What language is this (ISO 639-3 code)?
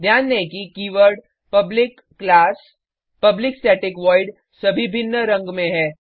hin